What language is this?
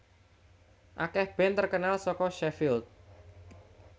Javanese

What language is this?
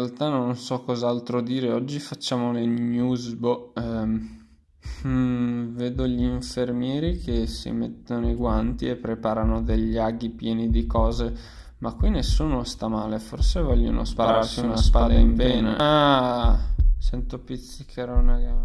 Italian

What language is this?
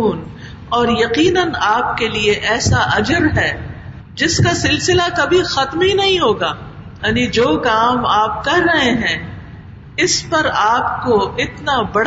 Urdu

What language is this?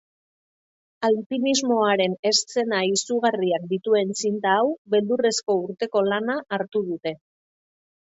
Basque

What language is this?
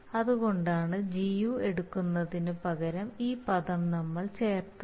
Malayalam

